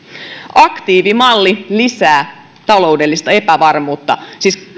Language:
Finnish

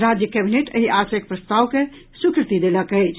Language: Maithili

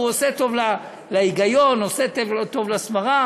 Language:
Hebrew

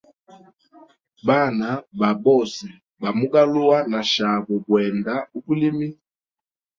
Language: Hemba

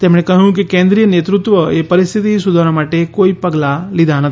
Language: Gujarati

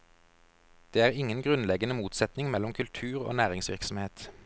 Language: Norwegian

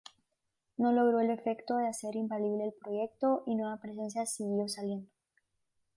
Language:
Spanish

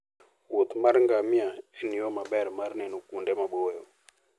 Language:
Luo (Kenya and Tanzania)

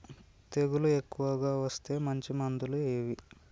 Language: Telugu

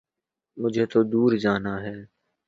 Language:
Urdu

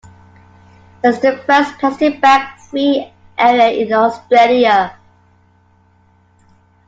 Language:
English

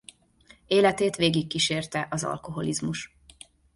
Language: Hungarian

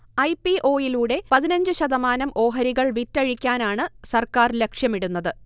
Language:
Malayalam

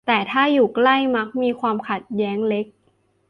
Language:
Thai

